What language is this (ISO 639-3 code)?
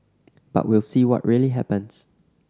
eng